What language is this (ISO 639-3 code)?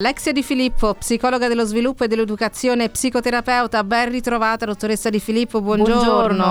ita